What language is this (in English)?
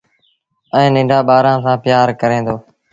Sindhi Bhil